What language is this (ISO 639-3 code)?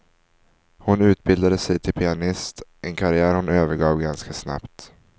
swe